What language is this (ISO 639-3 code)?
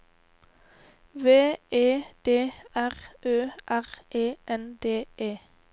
nor